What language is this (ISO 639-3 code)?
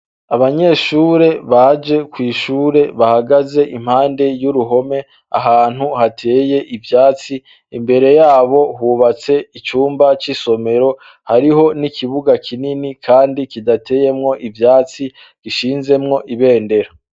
run